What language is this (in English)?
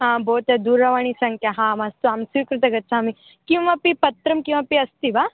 Sanskrit